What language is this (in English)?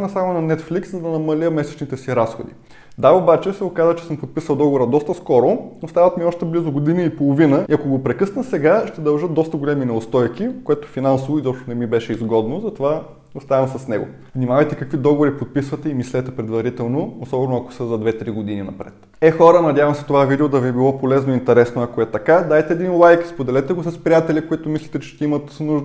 Bulgarian